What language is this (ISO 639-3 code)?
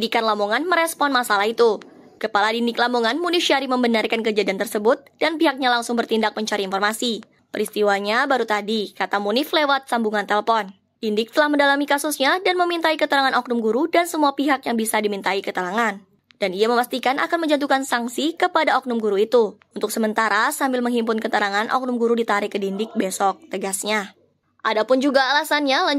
ind